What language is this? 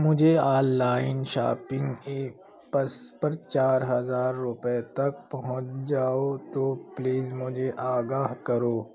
Urdu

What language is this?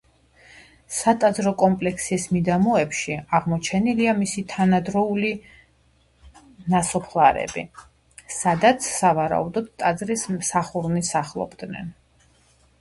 Georgian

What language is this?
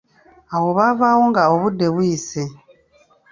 Ganda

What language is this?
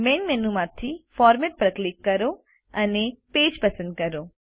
Gujarati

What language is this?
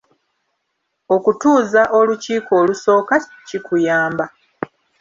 Ganda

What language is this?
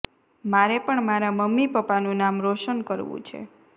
Gujarati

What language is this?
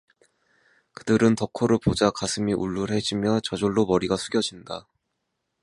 Korean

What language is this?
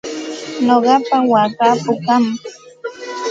Santa Ana de Tusi Pasco Quechua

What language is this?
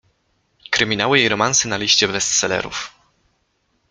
Polish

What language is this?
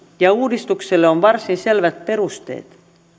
Finnish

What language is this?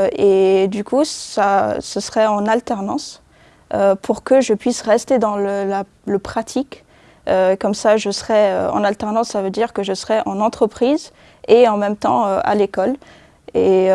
French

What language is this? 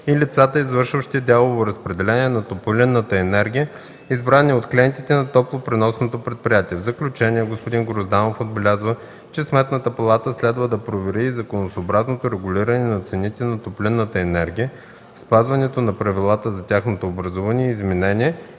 Bulgarian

